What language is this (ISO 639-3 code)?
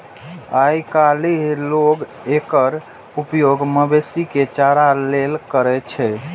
mai